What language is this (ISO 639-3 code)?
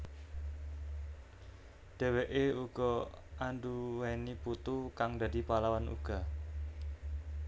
jav